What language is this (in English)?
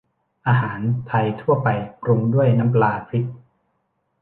Thai